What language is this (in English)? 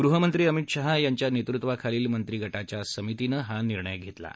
Marathi